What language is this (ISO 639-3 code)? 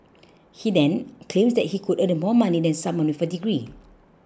eng